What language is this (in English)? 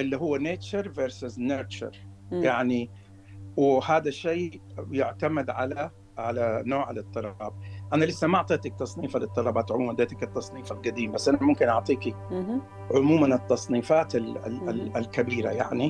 Arabic